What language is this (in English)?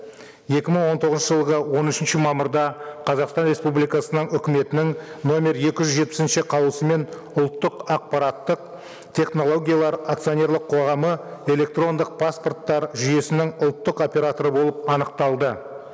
Kazakh